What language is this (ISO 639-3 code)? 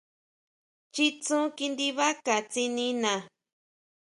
mau